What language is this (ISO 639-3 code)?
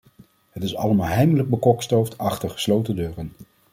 nld